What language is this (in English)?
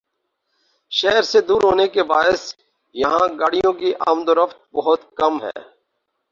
Urdu